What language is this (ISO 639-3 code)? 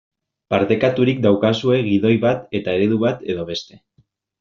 eus